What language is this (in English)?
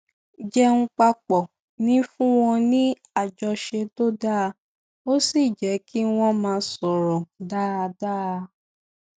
Yoruba